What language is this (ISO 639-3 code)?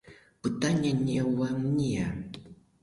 bel